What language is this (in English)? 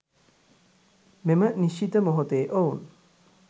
Sinhala